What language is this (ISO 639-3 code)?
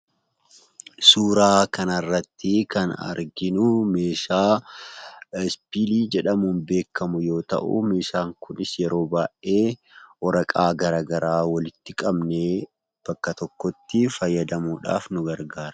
orm